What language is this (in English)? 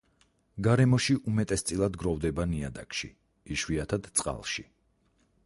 Georgian